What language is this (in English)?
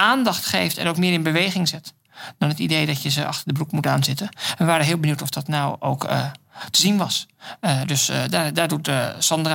Dutch